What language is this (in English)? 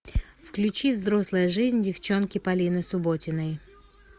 Russian